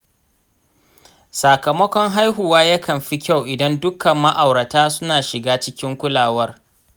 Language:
Hausa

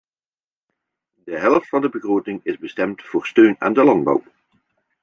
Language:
Dutch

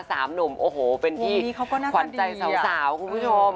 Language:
Thai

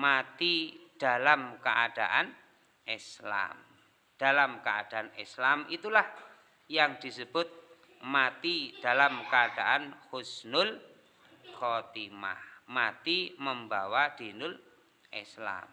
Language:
Indonesian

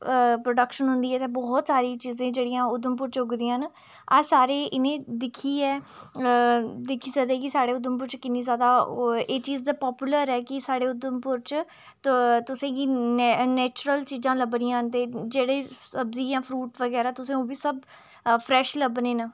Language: Dogri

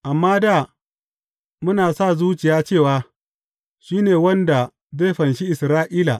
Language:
Hausa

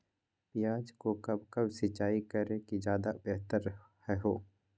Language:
Magahi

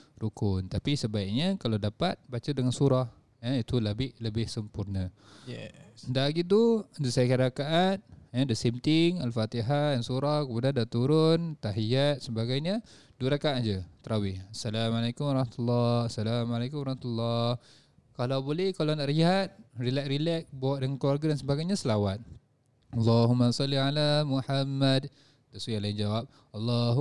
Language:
Malay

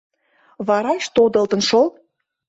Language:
Mari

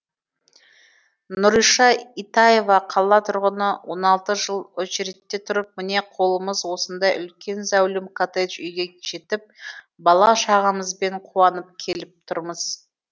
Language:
Kazakh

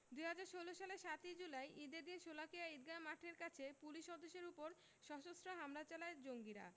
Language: Bangla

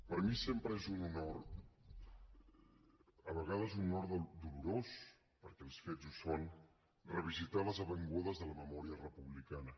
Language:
Catalan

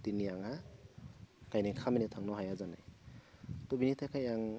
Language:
Bodo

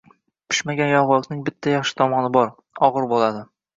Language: Uzbek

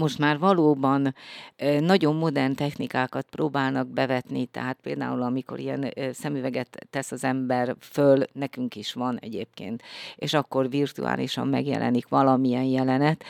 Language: Hungarian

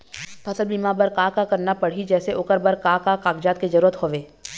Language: Chhattisgarhi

